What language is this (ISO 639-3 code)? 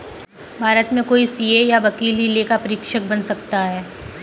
hin